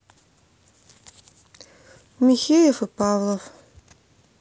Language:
Russian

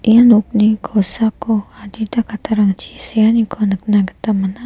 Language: Garo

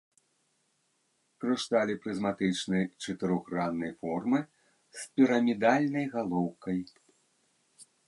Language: Belarusian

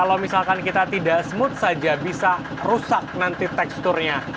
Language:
Indonesian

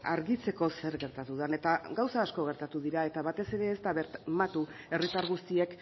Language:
Basque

